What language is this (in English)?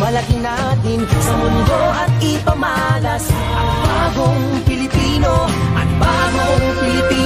Filipino